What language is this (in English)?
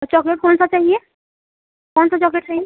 Hindi